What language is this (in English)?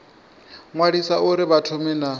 Venda